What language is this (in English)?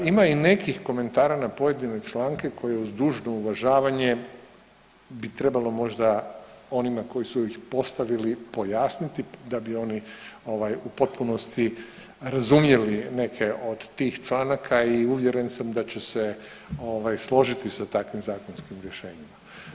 Croatian